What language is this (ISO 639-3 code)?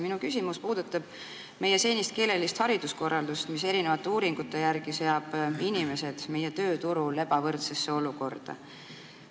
est